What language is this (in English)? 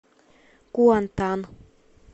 Russian